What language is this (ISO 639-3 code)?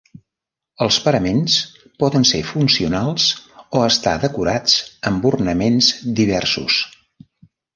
cat